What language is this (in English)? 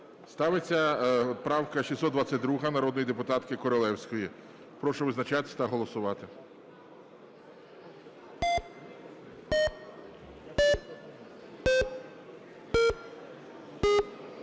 Ukrainian